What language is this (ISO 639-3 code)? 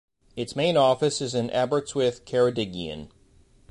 eng